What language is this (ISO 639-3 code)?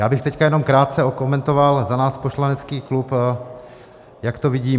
ces